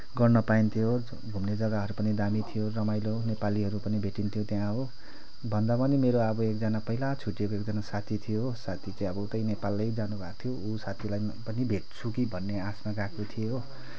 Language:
Nepali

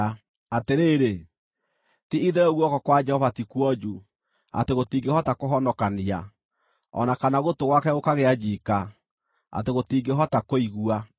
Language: Kikuyu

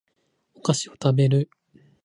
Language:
Japanese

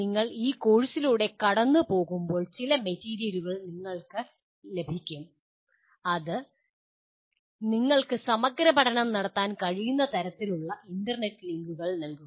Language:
Malayalam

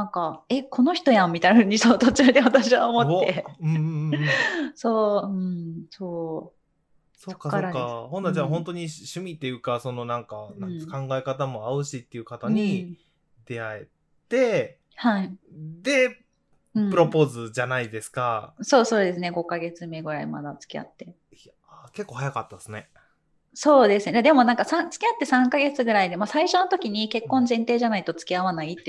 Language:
Japanese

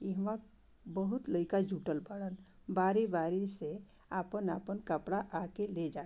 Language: Bhojpuri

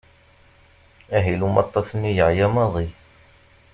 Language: Kabyle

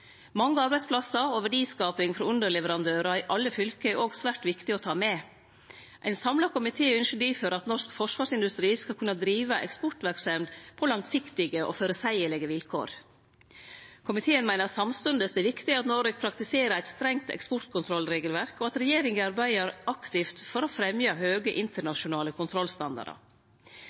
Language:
Norwegian Nynorsk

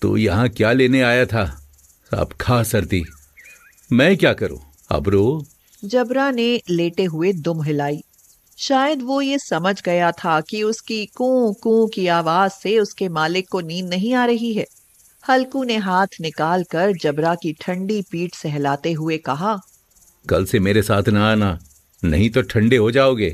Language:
Hindi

